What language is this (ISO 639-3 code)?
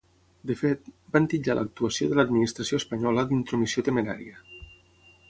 cat